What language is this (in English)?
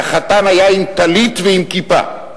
Hebrew